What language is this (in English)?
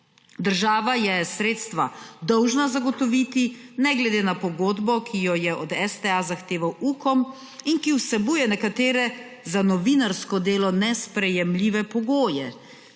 Slovenian